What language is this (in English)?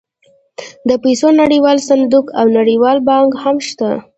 Pashto